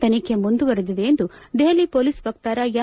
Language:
Kannada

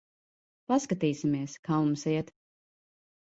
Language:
Latvian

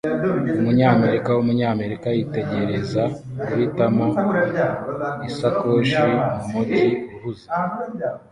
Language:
Kinyarwanda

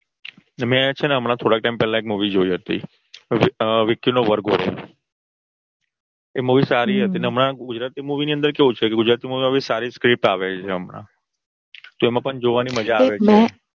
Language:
Gujarati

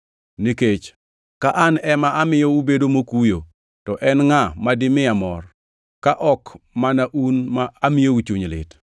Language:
Luo (Kenya and Tanzania)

